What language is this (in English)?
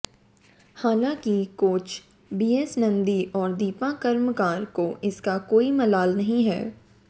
Hindi